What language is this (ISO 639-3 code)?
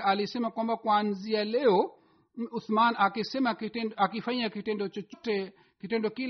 swa